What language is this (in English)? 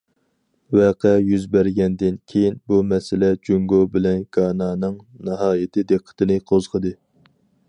Uyghur